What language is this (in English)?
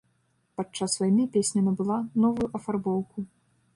Belarusian